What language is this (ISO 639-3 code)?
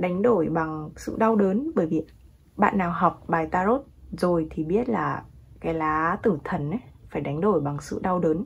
vie